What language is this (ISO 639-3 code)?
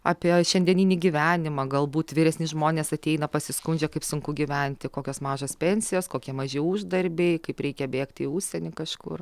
lit